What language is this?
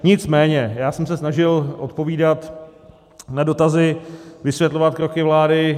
Czech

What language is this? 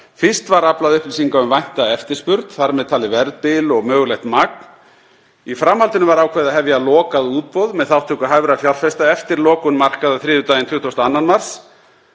Icelandic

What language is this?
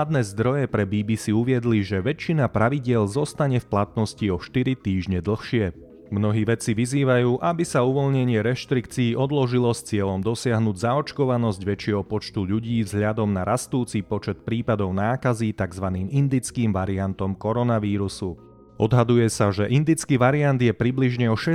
Slovak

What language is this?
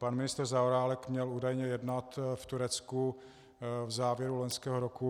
Czech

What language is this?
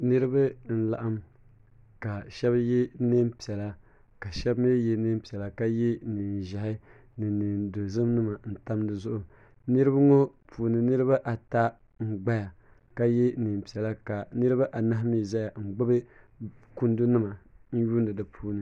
Dagbani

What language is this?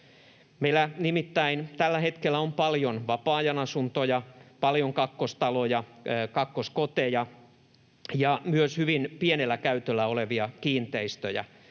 Finnish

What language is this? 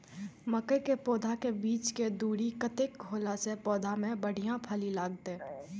Maithili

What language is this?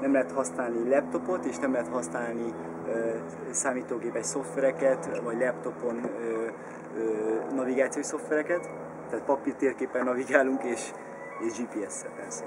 Hungarian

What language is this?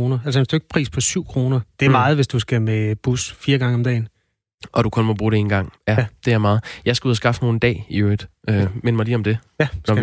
Danish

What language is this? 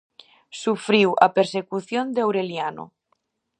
Galician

